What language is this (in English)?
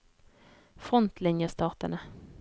Norwegian